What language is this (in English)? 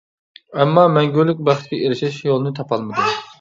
Uyghur